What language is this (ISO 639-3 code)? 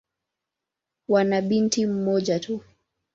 swa